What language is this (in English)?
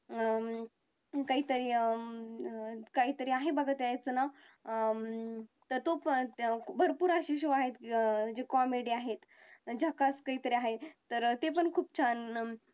Marathi